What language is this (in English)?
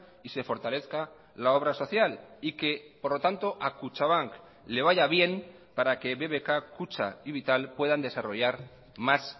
Spanish